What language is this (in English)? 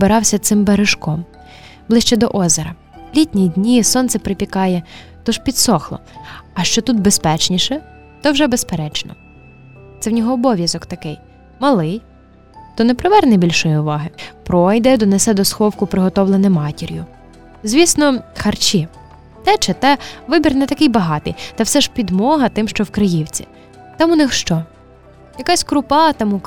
Ukrainian